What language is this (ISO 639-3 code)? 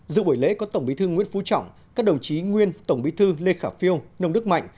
vie